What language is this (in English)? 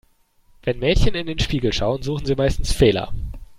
German